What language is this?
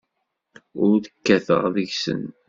Kabyle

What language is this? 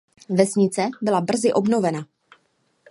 Czech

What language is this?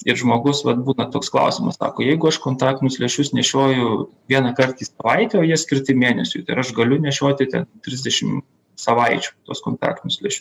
Lithuanian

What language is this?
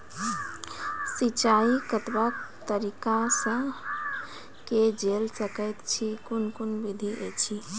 Maithili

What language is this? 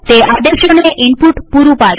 Gujarati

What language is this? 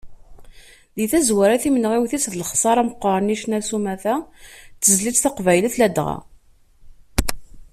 Kabyle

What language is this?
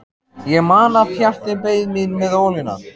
Icelandic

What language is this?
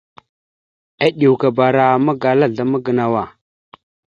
Mada (Cameroon)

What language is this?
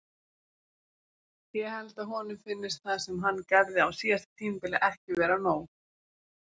Icelandic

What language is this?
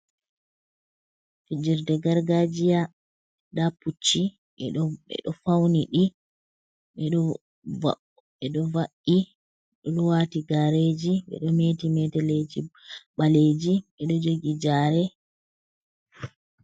Fula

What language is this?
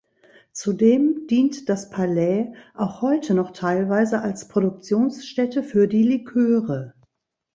German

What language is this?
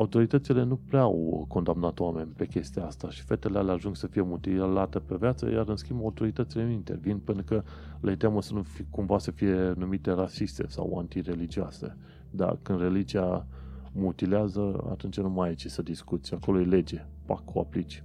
Romanian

